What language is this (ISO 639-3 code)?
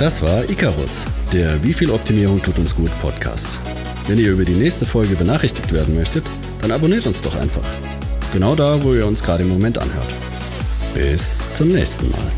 deu